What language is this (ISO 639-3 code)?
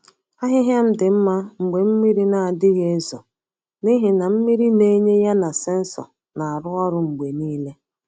ibo